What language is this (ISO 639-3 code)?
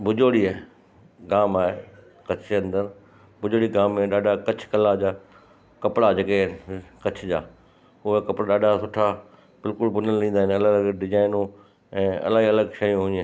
snd